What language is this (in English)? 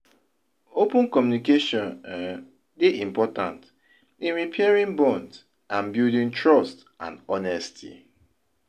Nigerian Pidgin